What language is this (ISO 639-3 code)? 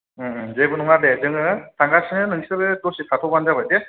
brx